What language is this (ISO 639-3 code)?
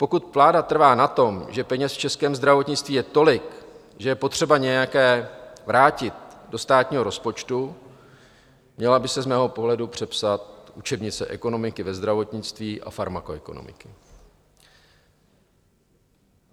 ces